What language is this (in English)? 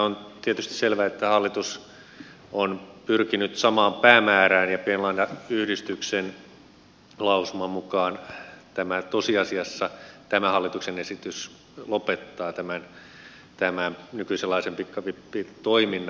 Finnish